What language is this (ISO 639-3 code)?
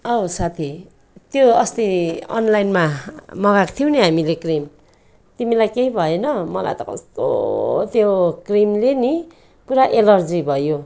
nep